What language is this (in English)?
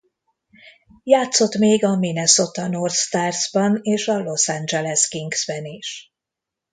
Hungarian